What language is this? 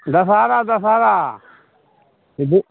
Maithili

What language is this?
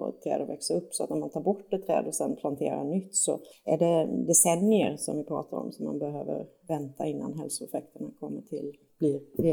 Swedish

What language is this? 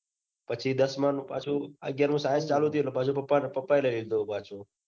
Gujarati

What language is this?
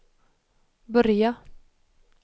Swedish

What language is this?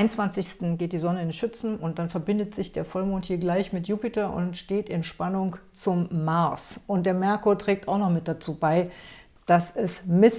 German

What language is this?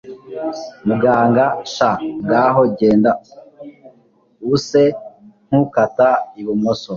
Kinyarwanda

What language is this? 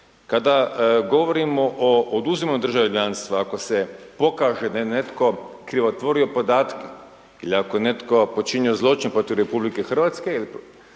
Croatian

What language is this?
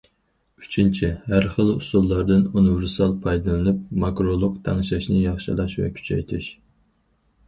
Uyghur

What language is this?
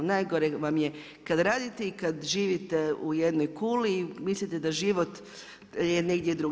Croatian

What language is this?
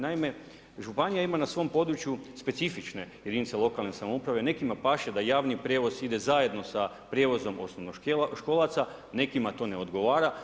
Croatian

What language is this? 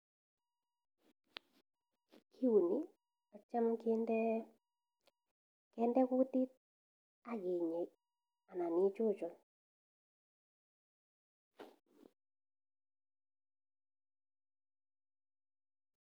Kalenjin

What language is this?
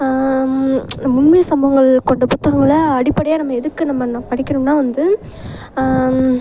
Tamil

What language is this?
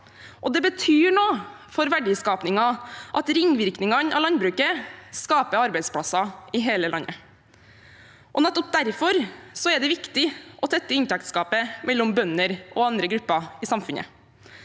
Norwegian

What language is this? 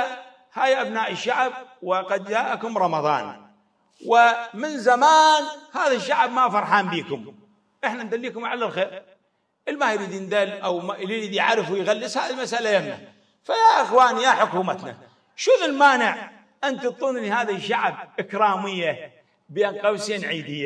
Arabic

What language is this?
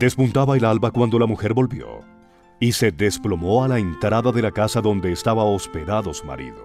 Spanish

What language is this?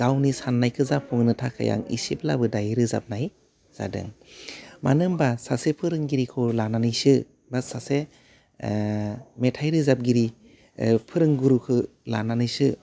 Bodo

